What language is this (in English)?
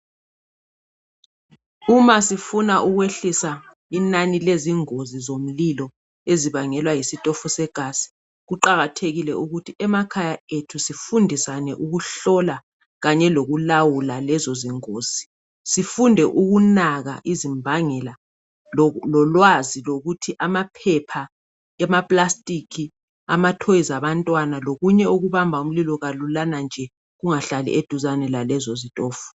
North Ndebele